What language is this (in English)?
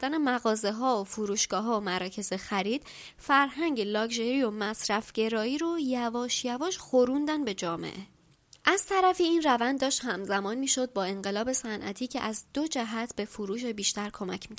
Persian